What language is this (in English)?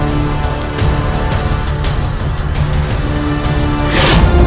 Indonesian